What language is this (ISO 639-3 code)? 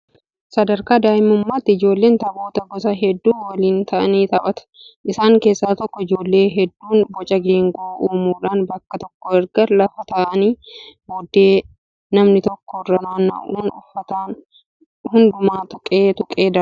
orm